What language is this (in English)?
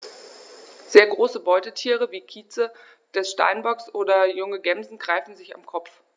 German